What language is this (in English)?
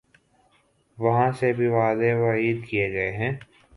Urdu